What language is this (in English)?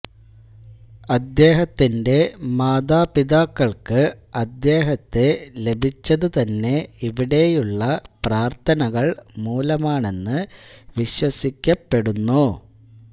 Malayalam